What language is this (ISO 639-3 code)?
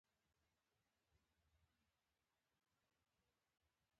pus